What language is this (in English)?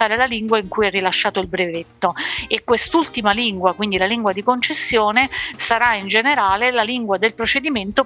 Italian